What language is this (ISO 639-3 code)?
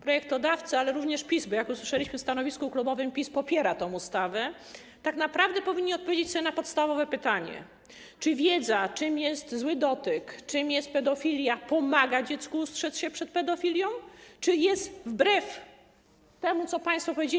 pol